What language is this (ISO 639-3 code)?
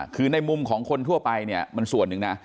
tha